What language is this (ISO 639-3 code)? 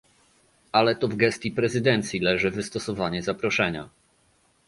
pol